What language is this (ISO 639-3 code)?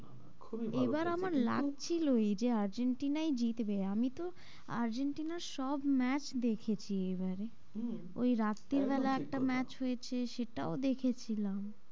ben